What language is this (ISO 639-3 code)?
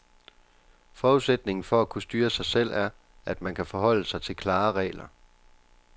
dan